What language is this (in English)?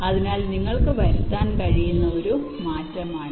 Malayalam